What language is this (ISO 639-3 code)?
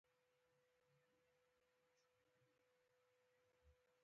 pus